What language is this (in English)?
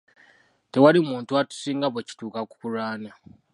Ganda